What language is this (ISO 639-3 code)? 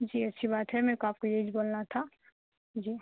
urd